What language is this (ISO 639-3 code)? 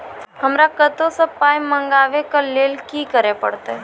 mai